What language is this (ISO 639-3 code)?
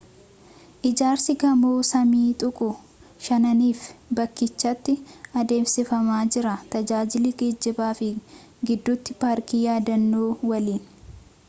orm